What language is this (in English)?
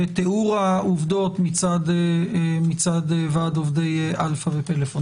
Hebrew